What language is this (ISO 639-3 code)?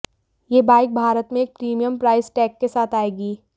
hin